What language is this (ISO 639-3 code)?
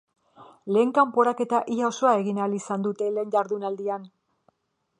eus